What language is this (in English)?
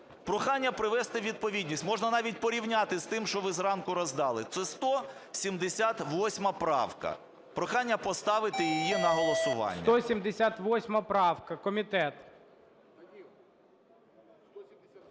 Ukrainian